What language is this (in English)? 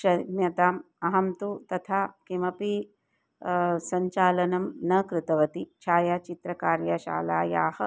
Sanskrit